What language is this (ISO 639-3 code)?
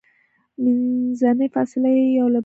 pus